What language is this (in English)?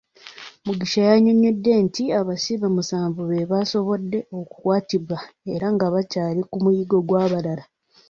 Ganda